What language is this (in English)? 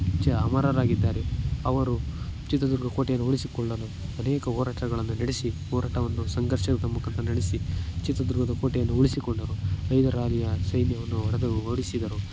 Kannada